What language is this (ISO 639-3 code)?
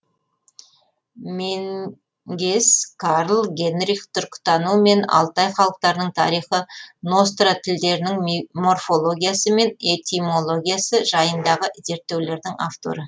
kaz